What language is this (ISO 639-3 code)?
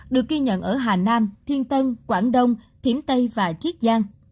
vie